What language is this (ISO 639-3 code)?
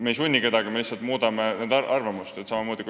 est